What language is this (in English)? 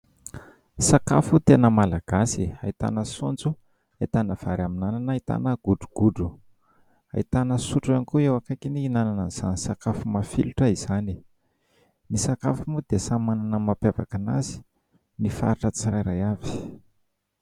Malagasy